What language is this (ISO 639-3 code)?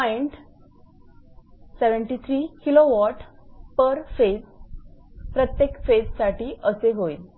mar